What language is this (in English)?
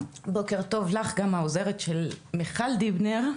Hebrew